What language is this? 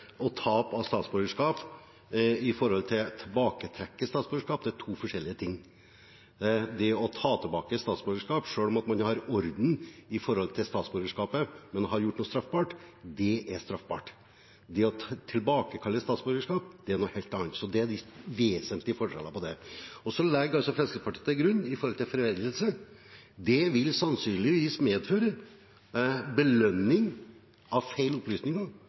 Norwegian Bokmål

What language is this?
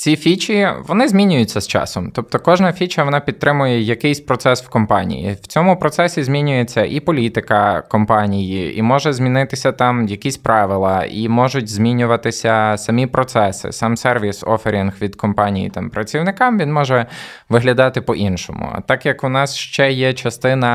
Ukrainian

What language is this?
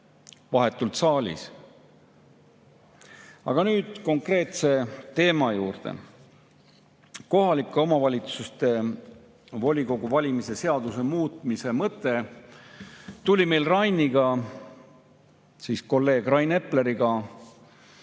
Estonian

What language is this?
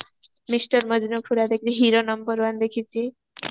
Odia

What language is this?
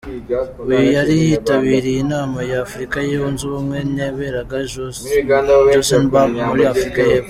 Kinyarwanda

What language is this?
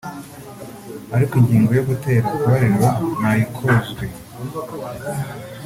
Kinyarwanda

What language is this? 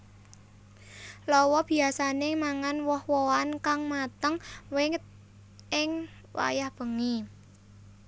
Javanese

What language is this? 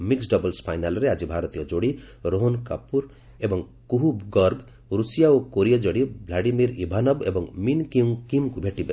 Odia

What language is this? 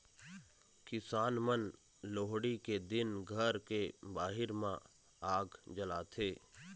Chhattisgarhi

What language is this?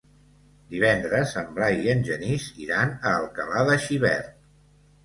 Catalan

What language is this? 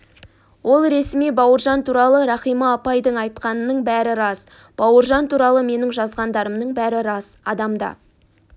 Kazakh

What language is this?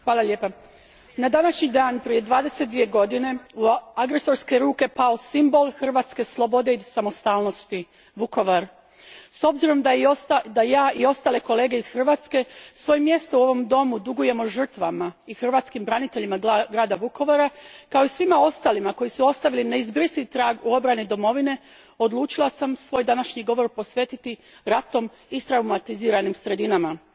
Croatian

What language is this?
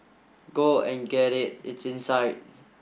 English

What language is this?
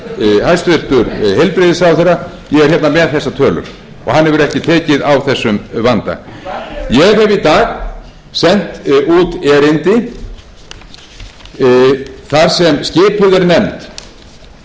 Icelandic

